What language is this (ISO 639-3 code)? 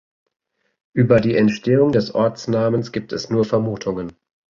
deu